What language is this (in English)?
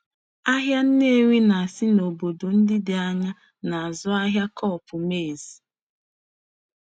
Igbo